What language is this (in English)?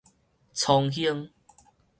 Min Nan Chinese